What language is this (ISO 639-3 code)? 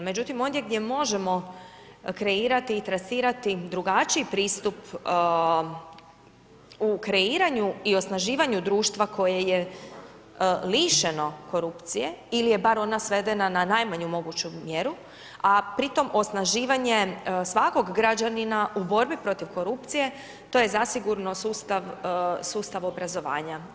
hrv